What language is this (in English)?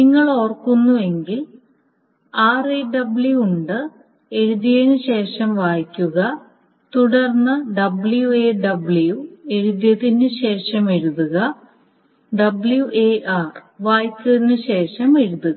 Malayalam